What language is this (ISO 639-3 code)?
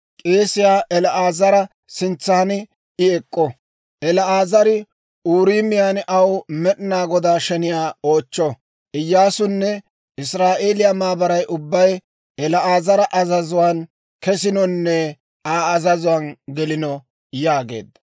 dwr